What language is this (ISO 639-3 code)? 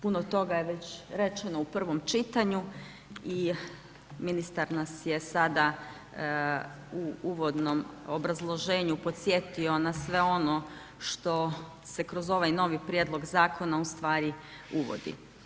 hrv